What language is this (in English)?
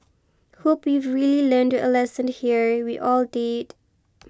English